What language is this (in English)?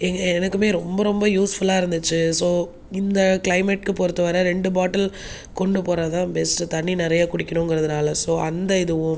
Tamil